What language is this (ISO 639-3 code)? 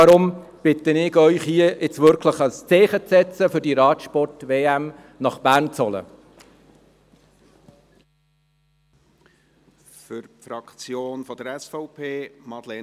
gsw